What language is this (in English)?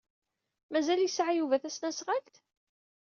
Kabyle